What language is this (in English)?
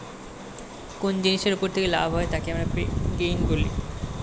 Bangla